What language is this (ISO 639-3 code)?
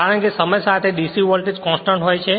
guj